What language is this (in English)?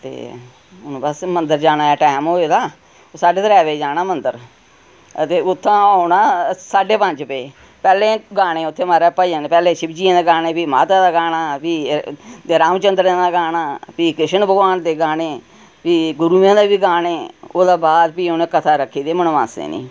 Dogri